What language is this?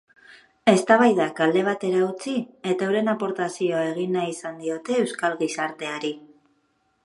Basque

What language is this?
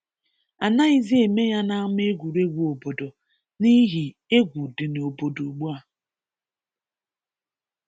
Igbo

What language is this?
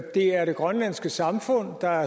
Danish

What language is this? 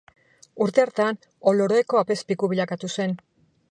Basque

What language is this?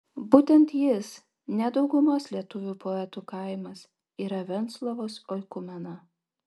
Lithuanian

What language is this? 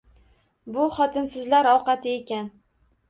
Uzbek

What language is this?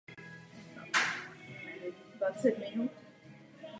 Czech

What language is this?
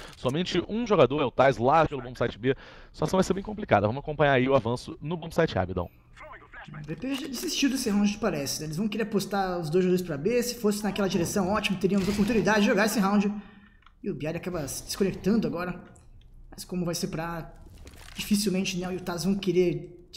Portuguese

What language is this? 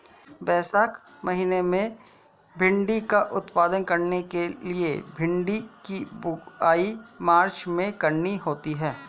Hindi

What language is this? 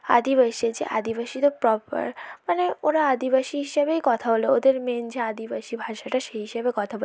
Bangla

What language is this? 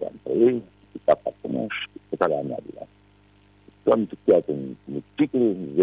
Romanian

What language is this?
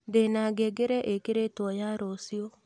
Kikuyu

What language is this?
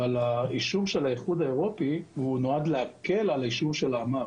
Hebrew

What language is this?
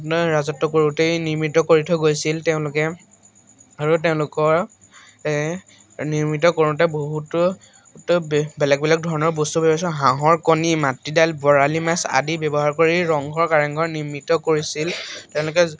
Assamese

